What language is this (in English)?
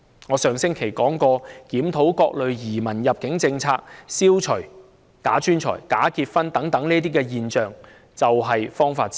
Cantonese